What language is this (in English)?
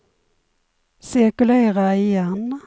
Swedish